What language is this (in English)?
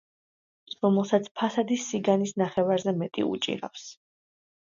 Georgian